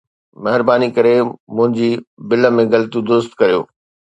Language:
Sindhi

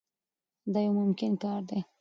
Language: Pashto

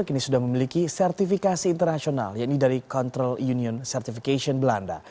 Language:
Indonesian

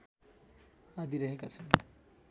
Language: Nepali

